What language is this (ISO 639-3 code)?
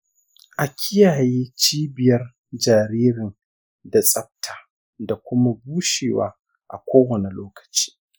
hau